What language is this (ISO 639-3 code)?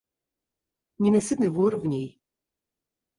rus